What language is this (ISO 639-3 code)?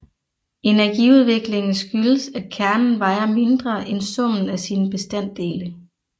dan